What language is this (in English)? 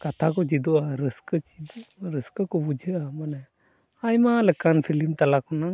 Santali